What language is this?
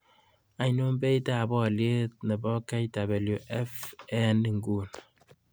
Kalenjin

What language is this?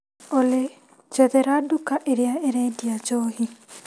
Kikuyu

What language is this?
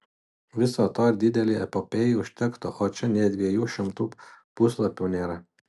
Lithuanian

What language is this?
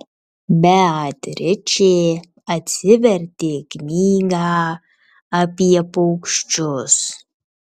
Lithuanian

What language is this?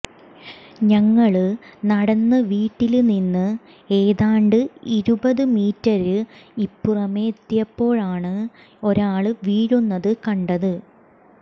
Malayalam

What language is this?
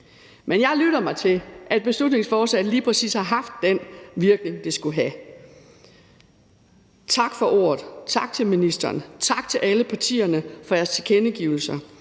Danish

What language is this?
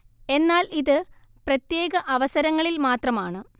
Malayalam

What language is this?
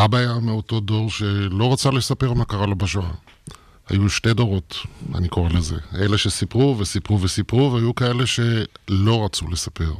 Hebrew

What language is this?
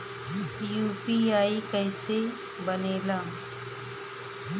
Bhojpuri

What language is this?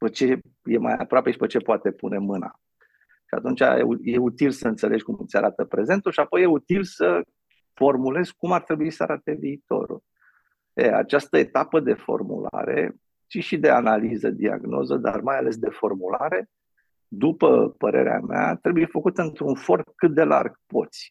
Romanian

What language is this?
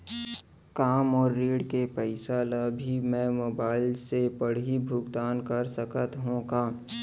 Chhattisgarhi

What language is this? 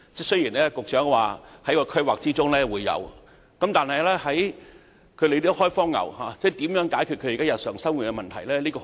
Cantonese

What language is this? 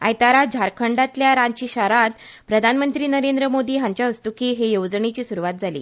Konkani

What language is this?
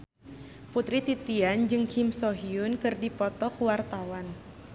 Sundanese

